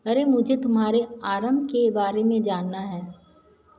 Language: Hindi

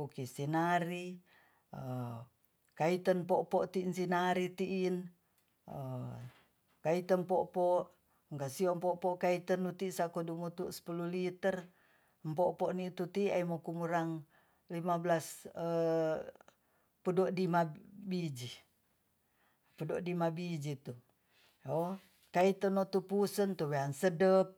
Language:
Tonsea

